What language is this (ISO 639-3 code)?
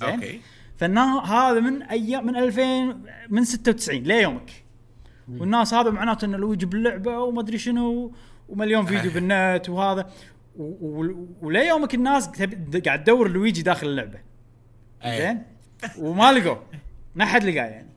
ara